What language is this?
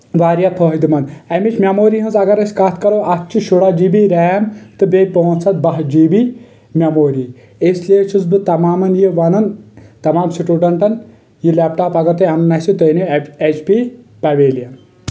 Kashmiri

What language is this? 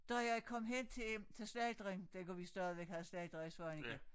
Danish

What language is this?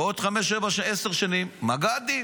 Hebrew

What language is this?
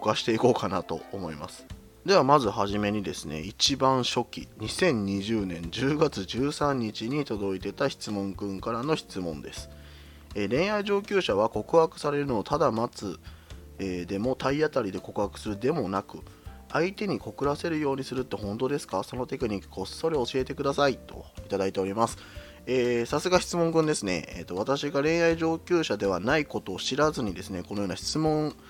Japanese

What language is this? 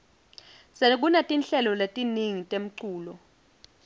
Swati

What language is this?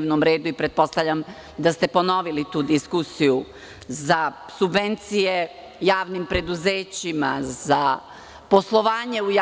Serbian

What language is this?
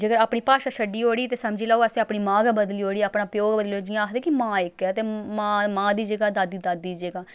Dogri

